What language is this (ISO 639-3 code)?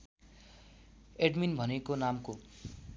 nep